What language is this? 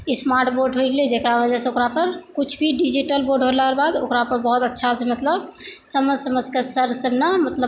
Maithili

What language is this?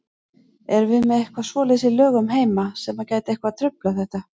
Icelandic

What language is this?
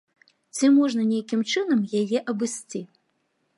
Belarusian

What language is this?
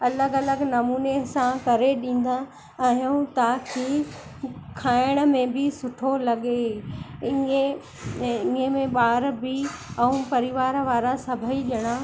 Sindhi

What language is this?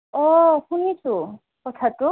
Assamese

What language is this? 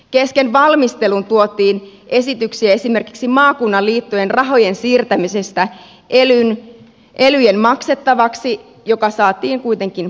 Finnish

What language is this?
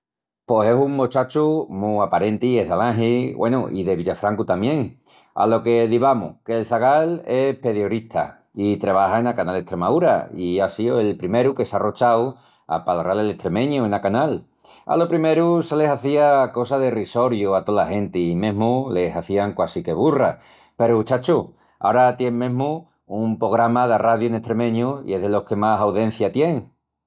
Extremaduran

